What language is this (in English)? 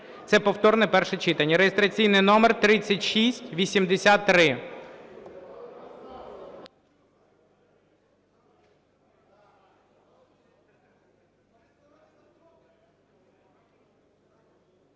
Ukrainian